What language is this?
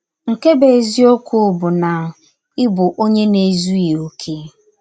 Igbo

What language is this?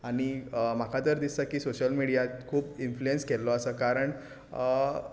Konkani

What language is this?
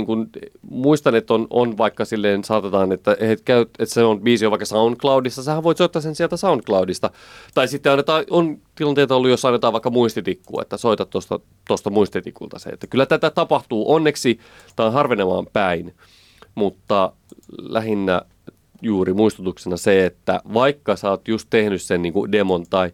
Finnish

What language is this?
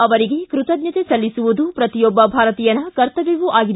Kannada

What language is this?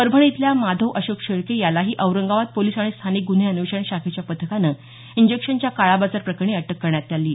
Marathi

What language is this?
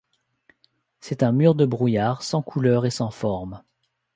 French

